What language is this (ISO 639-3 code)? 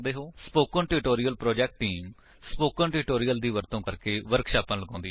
pan